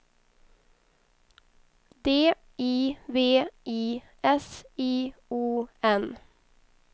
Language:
Swedish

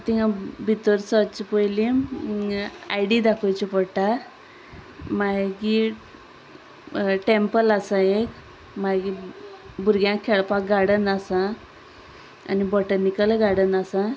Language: Konkani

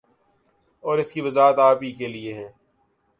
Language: Urdu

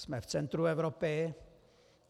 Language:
Czech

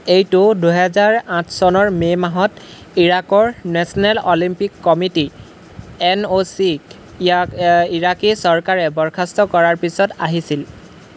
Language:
Assamese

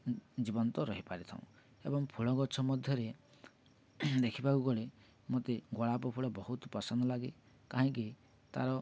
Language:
Odia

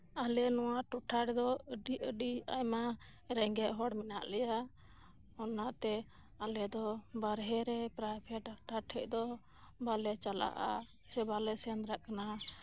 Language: Santali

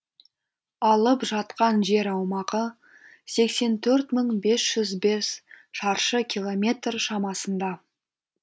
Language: Kazakh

